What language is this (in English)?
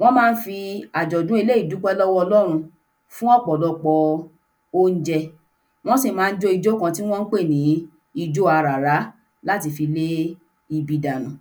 Yoruba